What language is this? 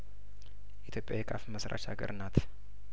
Amharic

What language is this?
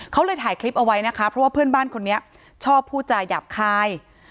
Thai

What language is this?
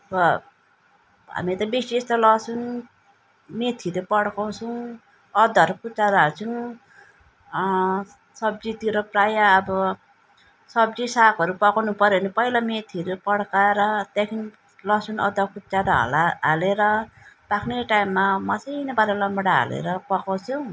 Nepali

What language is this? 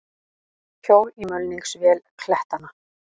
Icelandic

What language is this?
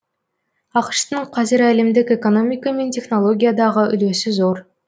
Kazakh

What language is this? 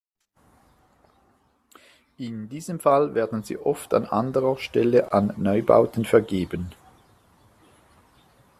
German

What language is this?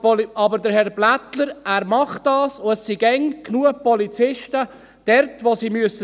Swiss German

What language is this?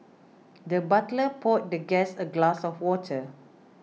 English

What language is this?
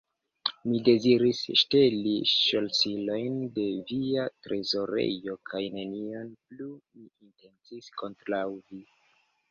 Esperanto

